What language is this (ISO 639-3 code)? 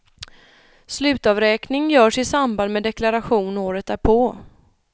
swe